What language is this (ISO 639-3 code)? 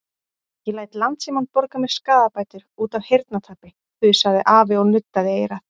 isl